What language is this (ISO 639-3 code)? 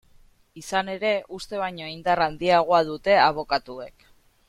eus